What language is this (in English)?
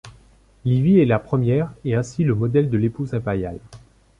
French